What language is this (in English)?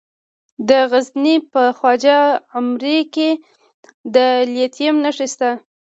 Pashto